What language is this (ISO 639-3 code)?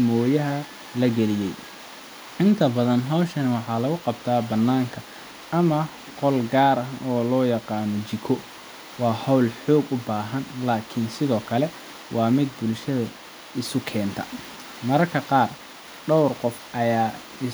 som